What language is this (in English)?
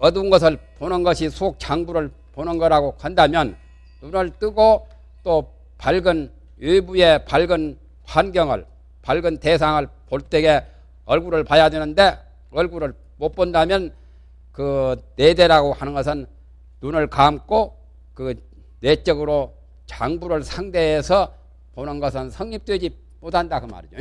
Korean